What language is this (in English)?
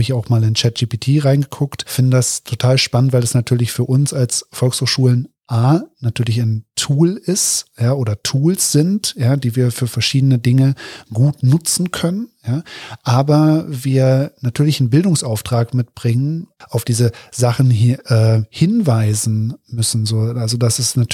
German